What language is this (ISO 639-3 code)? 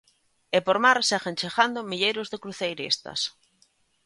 glg